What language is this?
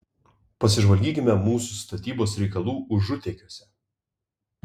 Lithuanian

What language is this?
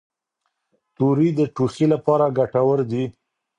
Pashto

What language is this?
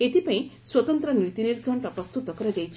Odia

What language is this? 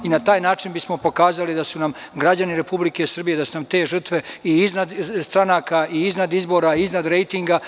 Serbian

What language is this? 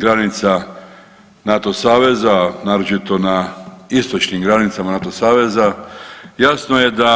Croatian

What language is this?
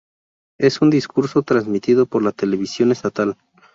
Spanish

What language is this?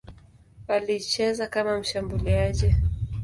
Swahili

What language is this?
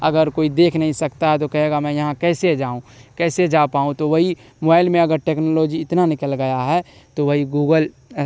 Urdu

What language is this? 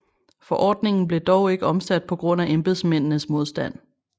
Danish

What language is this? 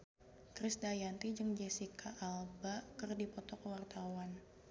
Sundanese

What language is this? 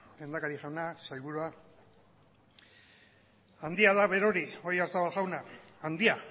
Basque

